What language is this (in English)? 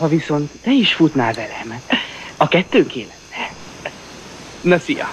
Hungarian